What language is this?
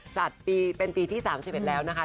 Thai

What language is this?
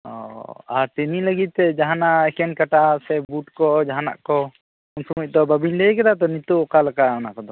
Santali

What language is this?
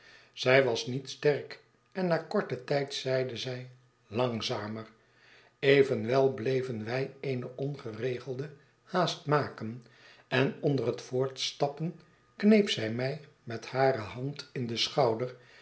Dutch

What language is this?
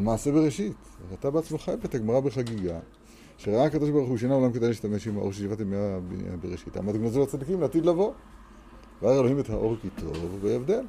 Hebrew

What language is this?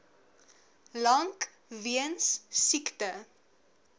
Afrikaans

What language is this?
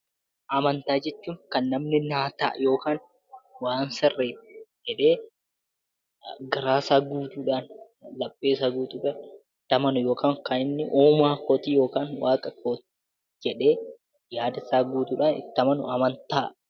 Oromo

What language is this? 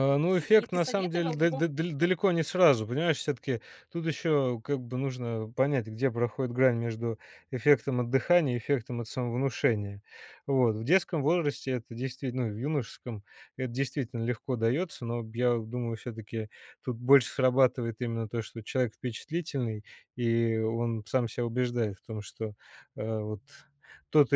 Russian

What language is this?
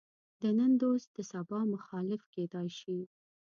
Pashto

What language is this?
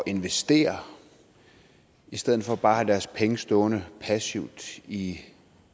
Danish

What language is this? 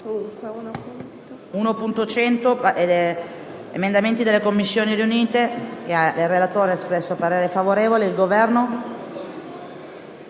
Italian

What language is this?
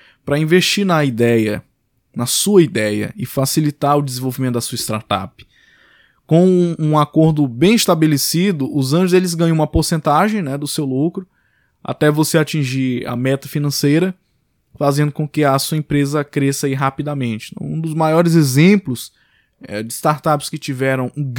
Portuguese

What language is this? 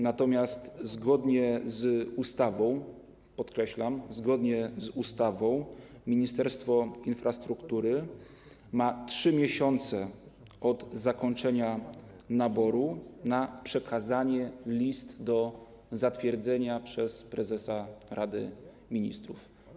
Polish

